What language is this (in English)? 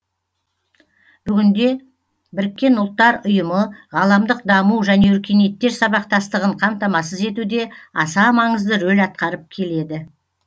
Kazakh